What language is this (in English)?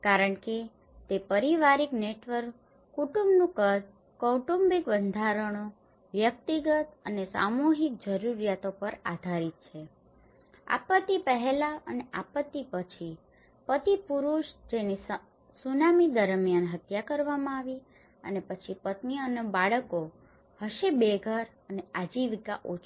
Gujarati